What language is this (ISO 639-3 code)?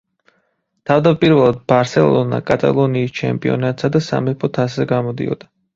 kat